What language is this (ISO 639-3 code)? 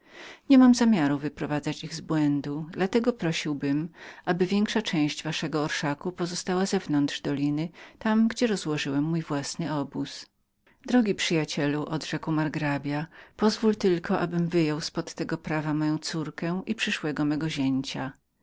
pol